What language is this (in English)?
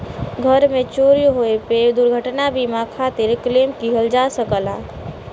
Bhojpuri